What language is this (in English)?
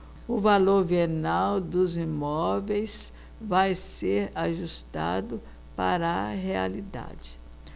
Portuguese